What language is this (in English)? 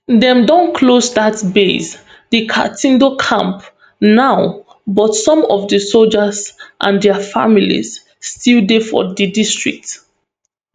Nigerian Pidgin